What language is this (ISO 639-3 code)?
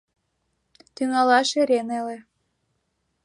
chm